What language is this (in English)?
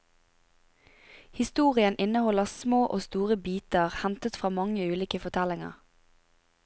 Norwegian